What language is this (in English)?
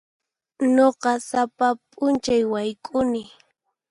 Puno Quechua